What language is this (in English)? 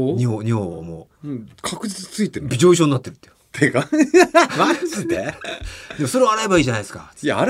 Japanese